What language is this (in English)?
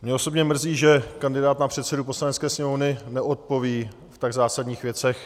Czech